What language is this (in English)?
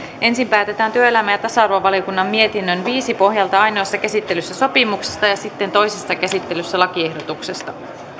Finnish